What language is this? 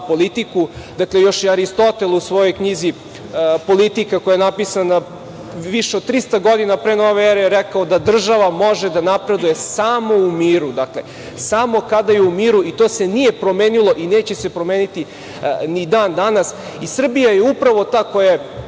Serbian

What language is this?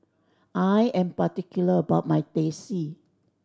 English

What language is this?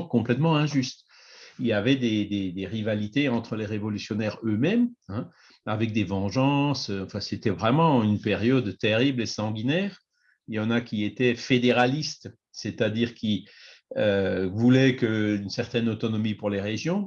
French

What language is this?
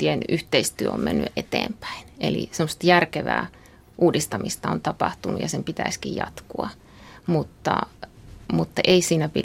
Finnish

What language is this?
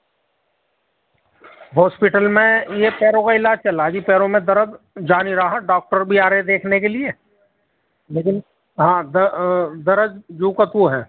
Urdu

